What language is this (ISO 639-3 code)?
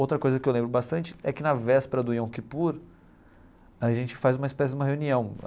por